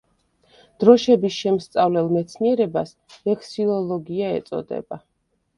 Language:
Georgian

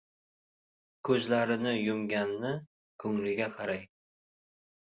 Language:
Uzbek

